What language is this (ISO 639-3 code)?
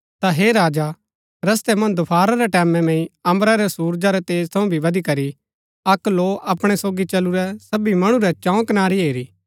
gbk